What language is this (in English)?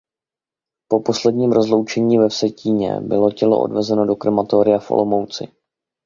Czech